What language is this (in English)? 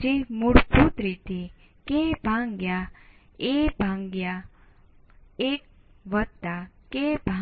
Gujarati